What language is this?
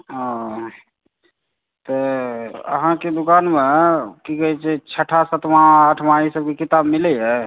Maithili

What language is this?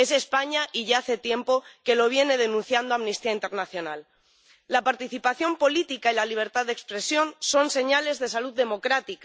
Spanish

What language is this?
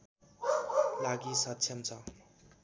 Nepali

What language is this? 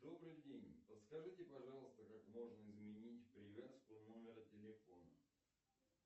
Russian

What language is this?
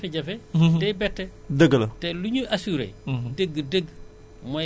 Wolof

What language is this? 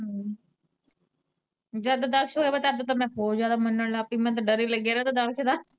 Punjabi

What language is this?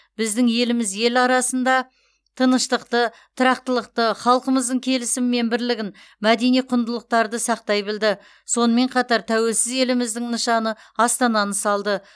Kazakh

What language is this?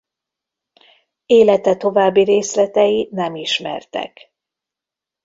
Hungarian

